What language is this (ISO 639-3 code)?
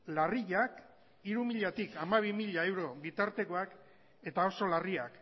eus